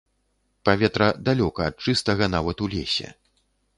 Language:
Belarusian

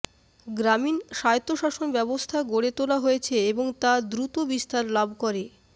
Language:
Bangla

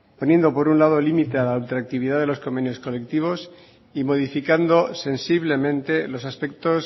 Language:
Spanish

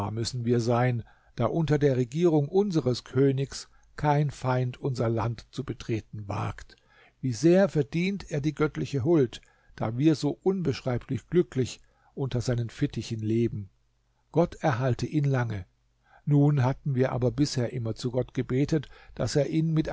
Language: German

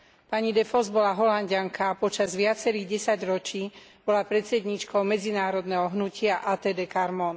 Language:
Slovak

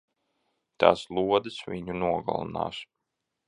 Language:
Latvian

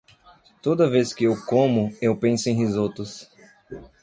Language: Portuguese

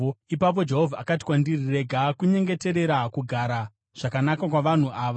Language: Shona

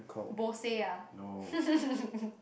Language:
English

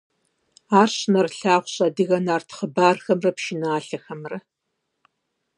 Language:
Kabardian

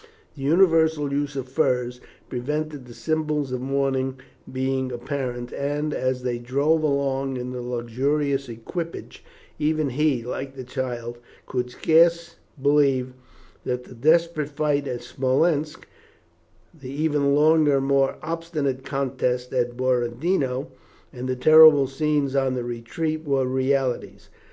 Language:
English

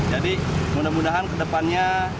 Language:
Indonesian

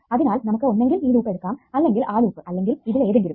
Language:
Malayalam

